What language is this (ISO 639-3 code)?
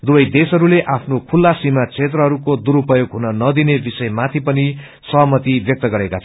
nep